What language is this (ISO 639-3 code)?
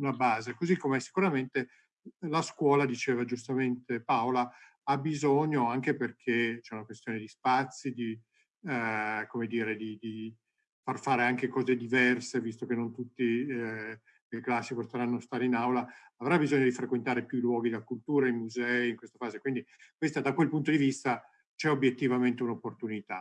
ita